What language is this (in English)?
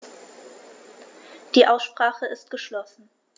German